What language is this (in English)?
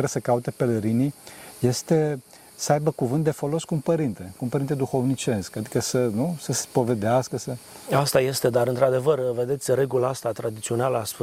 Romanian